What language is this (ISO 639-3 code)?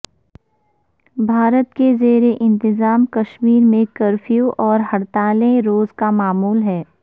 urd